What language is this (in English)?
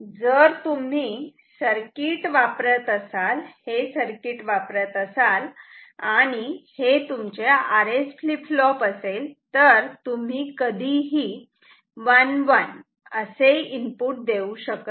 Marathi